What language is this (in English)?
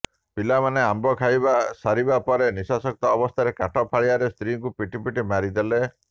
Odia